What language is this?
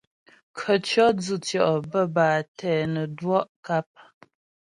Ghomala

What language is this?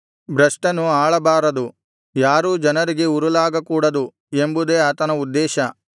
Kannada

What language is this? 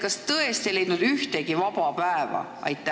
Estonian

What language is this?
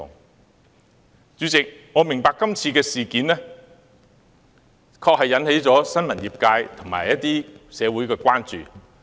Cantonese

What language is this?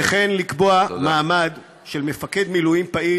Hebrew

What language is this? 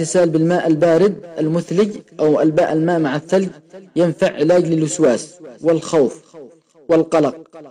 Arabic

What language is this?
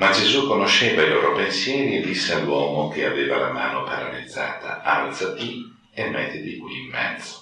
Italian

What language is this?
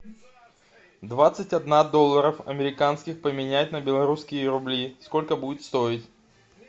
Russian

